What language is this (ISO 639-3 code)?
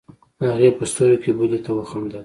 pus